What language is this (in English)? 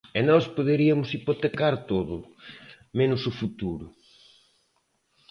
Galician